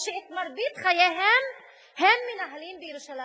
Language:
Hebrew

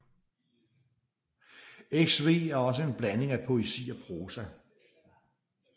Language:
Danish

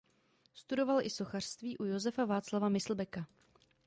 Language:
Czech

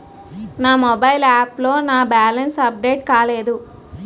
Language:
Telugu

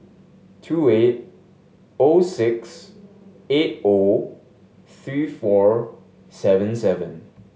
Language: English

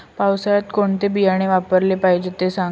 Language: Marathi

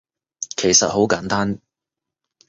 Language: Cantonese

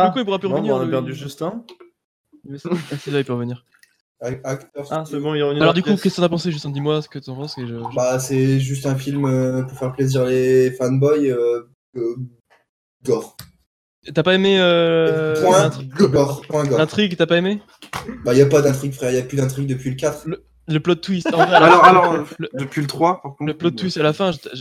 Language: French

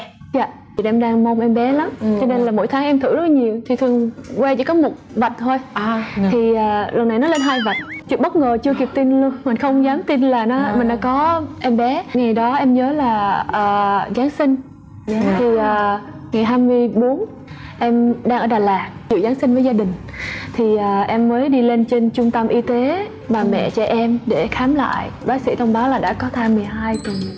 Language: Vietnamese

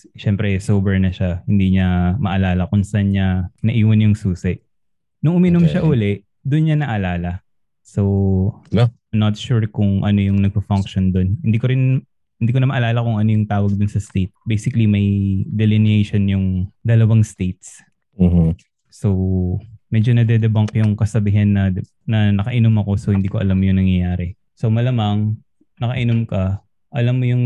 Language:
Filipino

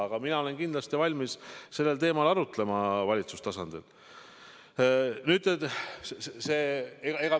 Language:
Estonian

